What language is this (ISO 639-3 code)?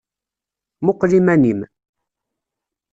kab